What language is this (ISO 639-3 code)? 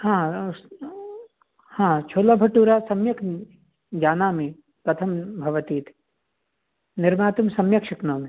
san